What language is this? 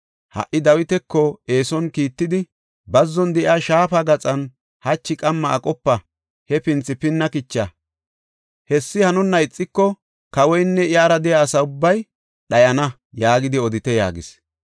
Gofa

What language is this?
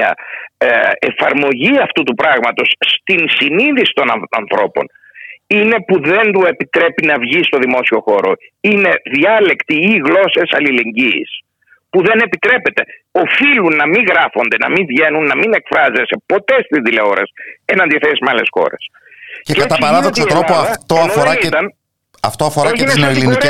Greek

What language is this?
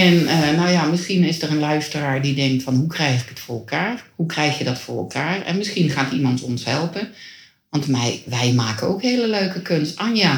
Dutch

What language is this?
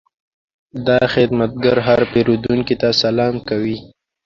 Pashto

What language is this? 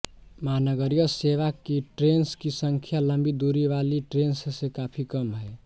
Hindi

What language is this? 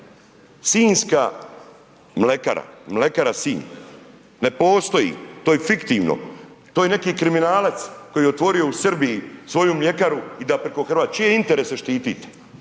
Croatian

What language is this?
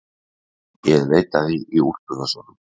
Icelandic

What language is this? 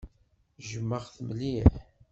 Kabyle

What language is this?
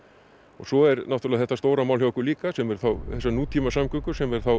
Icelandic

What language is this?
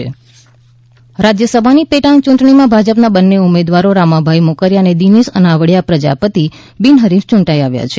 Gujarati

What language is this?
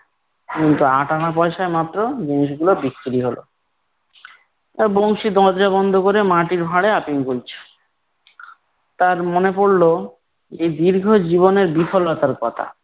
Bangla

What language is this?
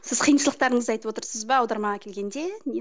Kazakh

